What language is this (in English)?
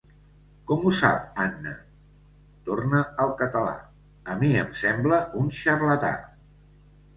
Catalan